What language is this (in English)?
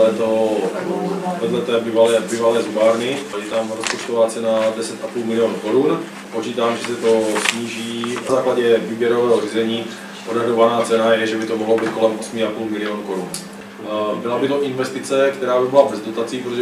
Czech